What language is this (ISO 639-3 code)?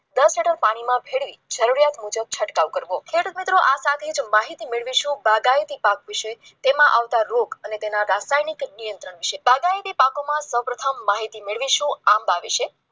guj